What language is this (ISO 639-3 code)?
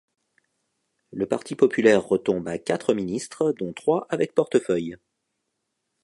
fra